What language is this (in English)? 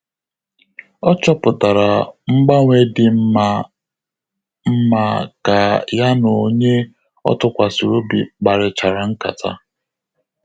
Igbo